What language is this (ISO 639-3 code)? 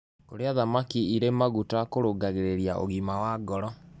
kik